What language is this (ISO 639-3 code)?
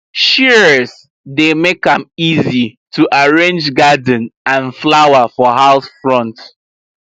pcm